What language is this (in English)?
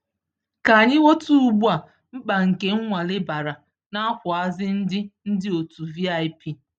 Igbo